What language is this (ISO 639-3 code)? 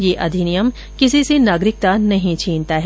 hin